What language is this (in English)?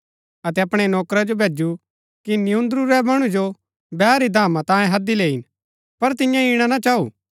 Gaddi